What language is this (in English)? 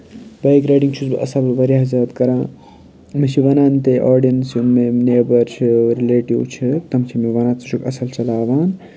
Kashmiri